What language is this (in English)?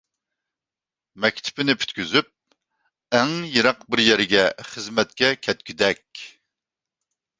Uyghur